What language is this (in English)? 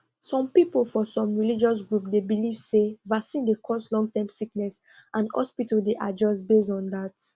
Nigerian Pidgin